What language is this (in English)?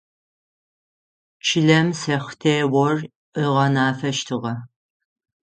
Adyghe